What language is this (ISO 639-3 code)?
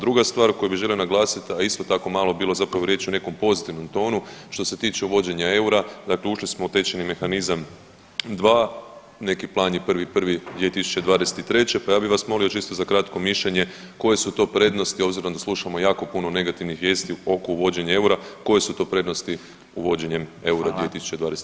hrv